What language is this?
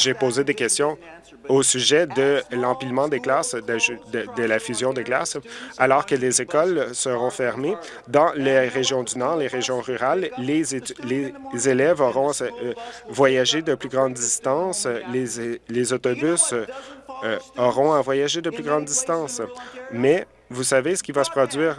French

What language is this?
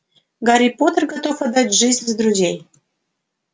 Russian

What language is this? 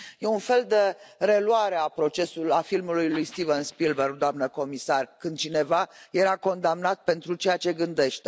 Romanian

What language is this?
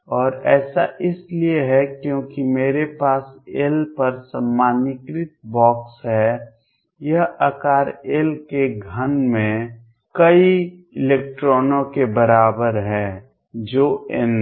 Hindi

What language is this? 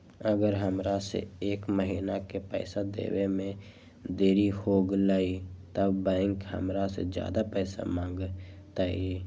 Magahi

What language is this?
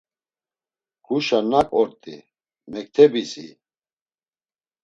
Laz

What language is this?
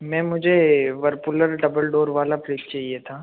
Hindi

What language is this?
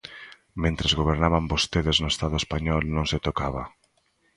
Galician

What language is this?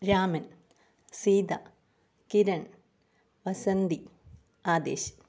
Malayalam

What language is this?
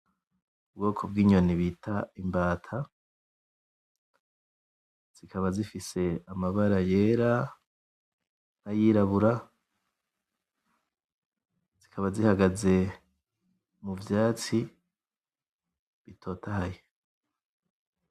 Rundi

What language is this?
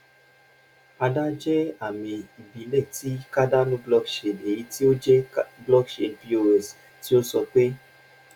Yoruba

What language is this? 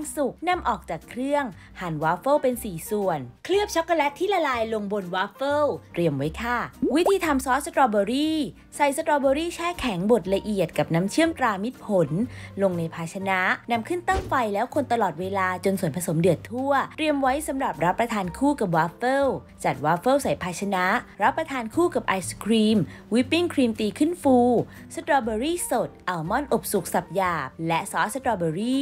Thai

